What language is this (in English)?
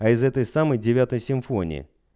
Russian